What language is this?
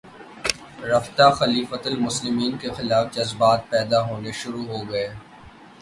Urdu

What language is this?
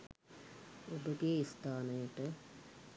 Sinhala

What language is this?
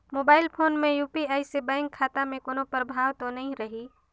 Chhattisgarhi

